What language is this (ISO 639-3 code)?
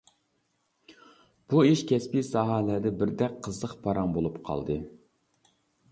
uig